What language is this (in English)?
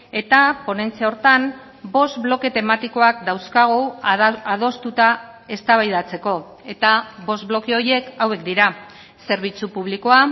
Basque